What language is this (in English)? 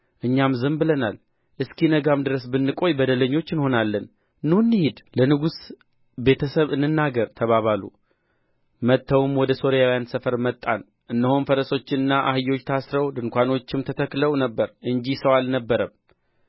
Amharic